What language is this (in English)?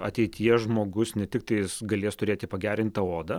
Lithuanian